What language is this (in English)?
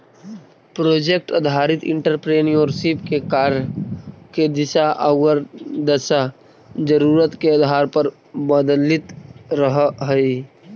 Magahi